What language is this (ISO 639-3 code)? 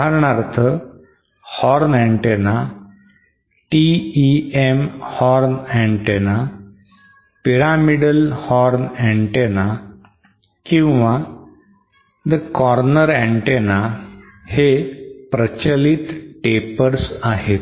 mar